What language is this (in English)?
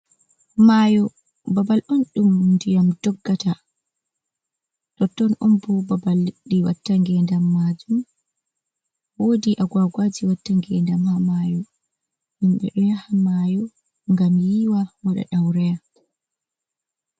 Fula